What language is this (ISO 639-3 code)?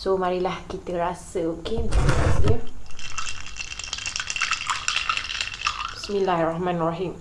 msa